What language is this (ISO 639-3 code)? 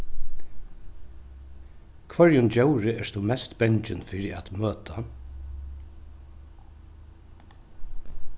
fao